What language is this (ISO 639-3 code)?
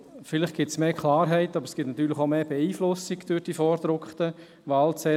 gsw